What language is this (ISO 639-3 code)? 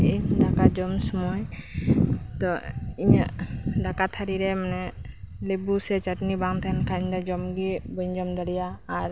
sat